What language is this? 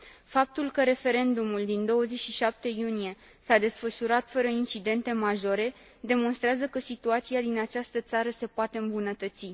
Romanian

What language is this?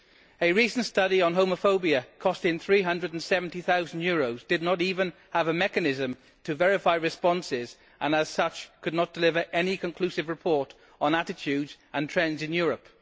English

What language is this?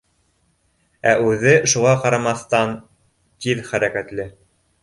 Bashkir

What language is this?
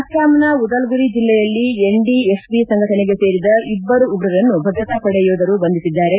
Kannada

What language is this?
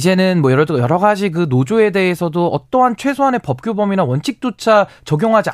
Korean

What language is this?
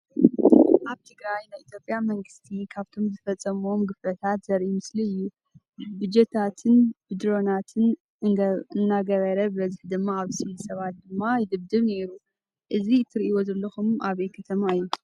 Tigrinya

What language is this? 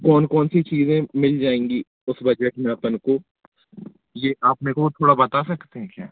Hindi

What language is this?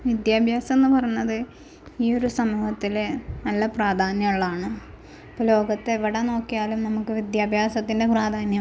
Malayalam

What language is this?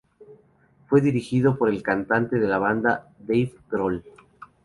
Spanish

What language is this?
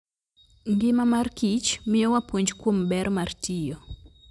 Luo (Kenya and Tanzania)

